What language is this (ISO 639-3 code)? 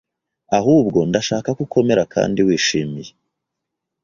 kin